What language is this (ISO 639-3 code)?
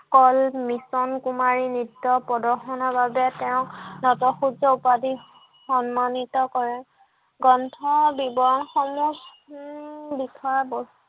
asm